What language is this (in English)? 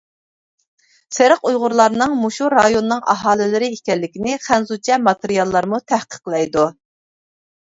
Uyghur